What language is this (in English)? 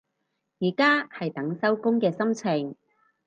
Cantonese